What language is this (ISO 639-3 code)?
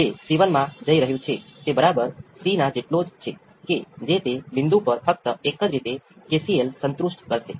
guj